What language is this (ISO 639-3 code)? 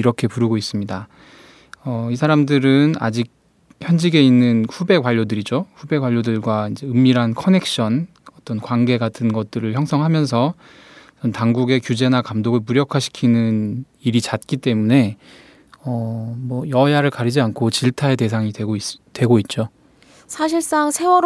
kor